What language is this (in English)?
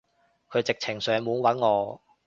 Cantonese